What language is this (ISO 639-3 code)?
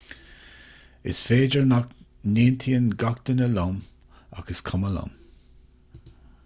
gle